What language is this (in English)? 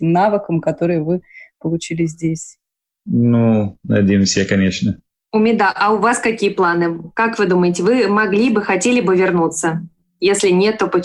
Russian